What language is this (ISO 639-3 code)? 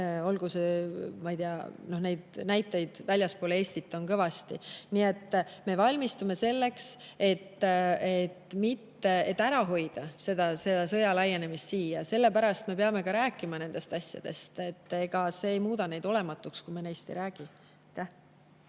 est